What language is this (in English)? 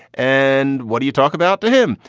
English